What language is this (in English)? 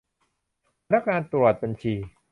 Thai